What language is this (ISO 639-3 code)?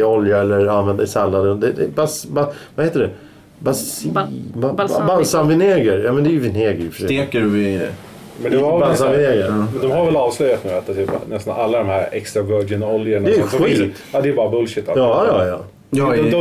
swe